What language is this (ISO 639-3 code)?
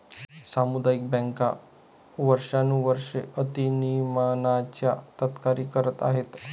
mar